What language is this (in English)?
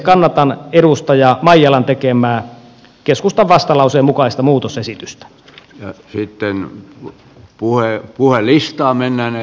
Finnish